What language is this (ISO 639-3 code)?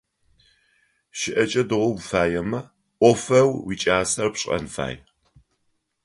ady